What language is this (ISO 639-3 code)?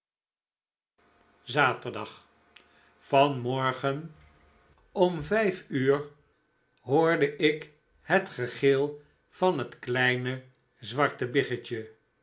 nld